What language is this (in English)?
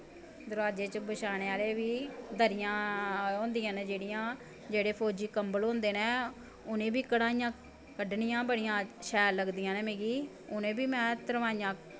Dogri